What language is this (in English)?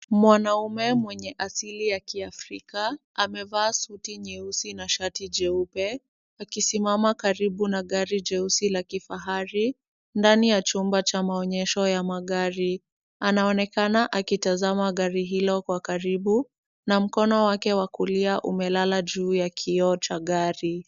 Swahili